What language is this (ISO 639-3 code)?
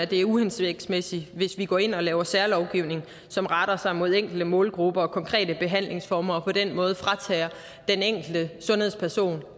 dan